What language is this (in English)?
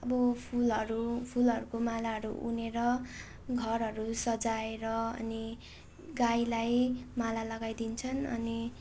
Nepali